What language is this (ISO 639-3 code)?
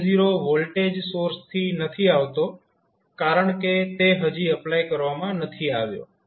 guj